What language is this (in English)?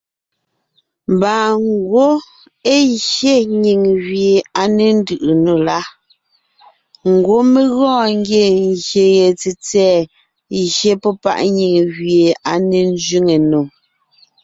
Ngiemboon